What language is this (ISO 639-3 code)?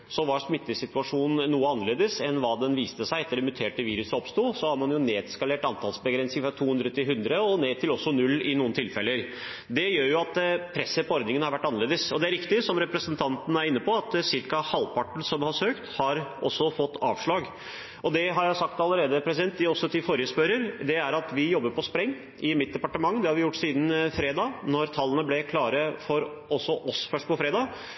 nob